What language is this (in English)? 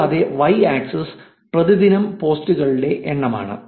Malayalam